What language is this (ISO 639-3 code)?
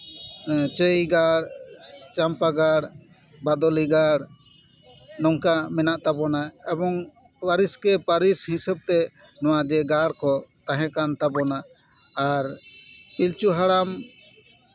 sat